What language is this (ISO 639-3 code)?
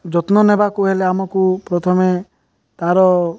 ori